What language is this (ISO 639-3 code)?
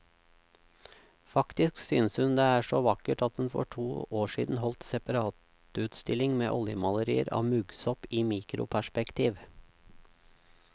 nor